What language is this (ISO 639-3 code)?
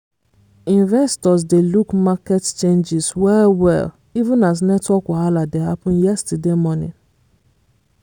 pcm